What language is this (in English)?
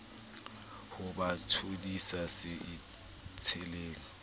Southern Sotho